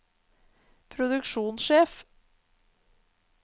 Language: Norwegian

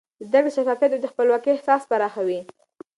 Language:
Pashto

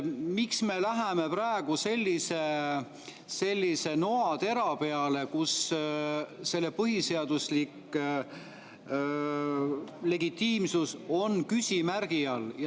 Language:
Estonian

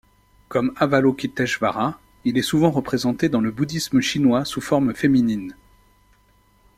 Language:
French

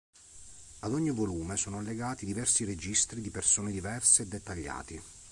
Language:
Italian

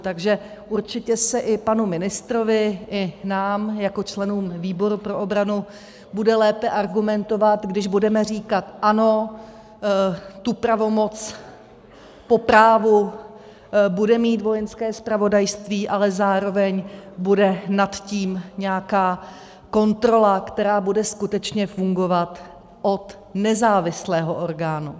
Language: Czech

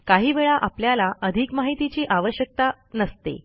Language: Marathi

